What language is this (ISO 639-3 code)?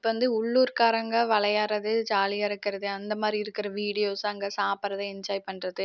tam